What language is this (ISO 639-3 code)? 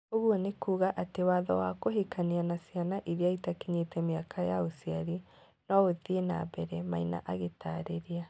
kik